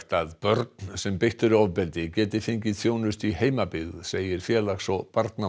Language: Icelandic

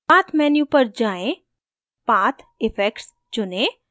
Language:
Hindi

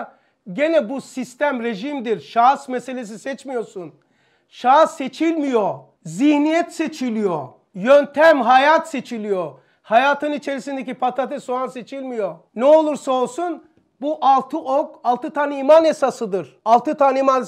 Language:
Turkish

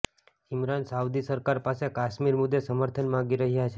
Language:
Gujarati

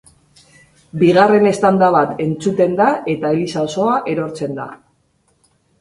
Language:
Basque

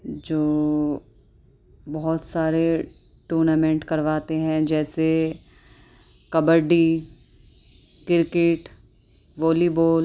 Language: Urdu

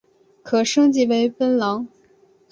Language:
Chinese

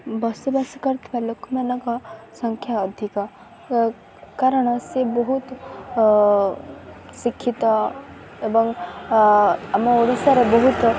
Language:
Odia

